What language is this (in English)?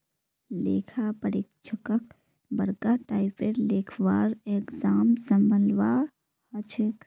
Magahi